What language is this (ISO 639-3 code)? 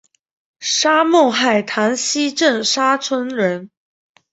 zho